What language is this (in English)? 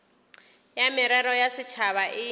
Northern Sotho